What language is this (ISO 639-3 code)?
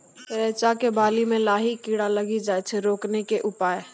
mai